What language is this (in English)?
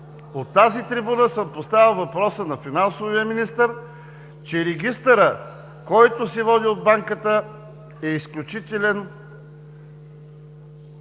Bulgarian